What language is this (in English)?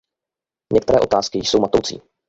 Czech